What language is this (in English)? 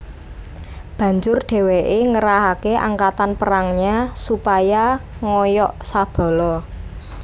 Javanese